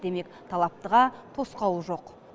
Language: Kazakh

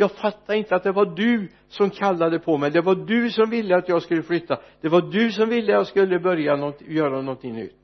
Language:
Swedish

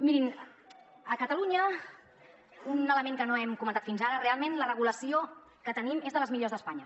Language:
Catalan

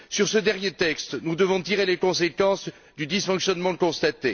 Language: French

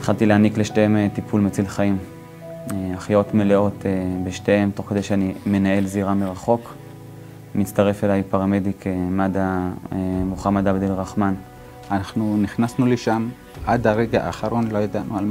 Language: Hebrew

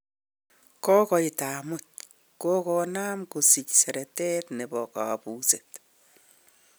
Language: Kalenjin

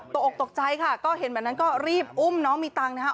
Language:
Thai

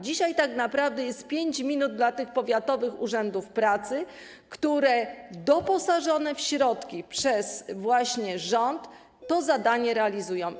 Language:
Polish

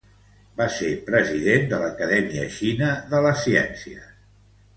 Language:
Catalan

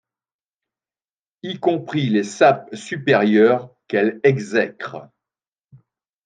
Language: French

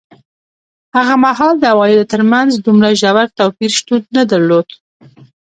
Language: Pashto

